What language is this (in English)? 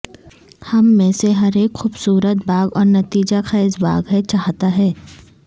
Urdu